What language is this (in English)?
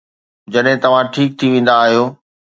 Sindhi